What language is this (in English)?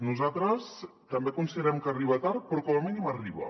Catalan